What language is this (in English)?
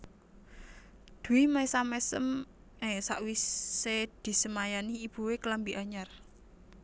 Javanese